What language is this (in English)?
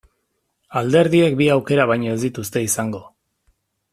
Basque